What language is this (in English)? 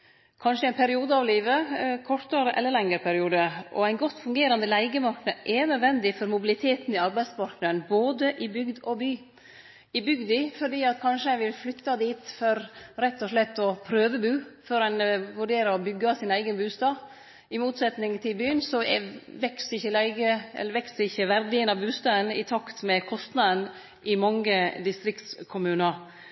Norwegian Nynorsk